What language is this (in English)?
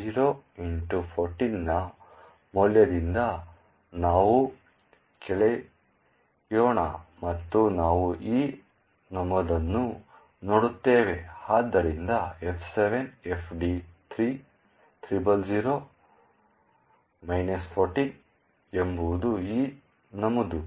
Kannada